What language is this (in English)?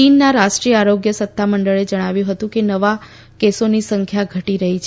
Gujarati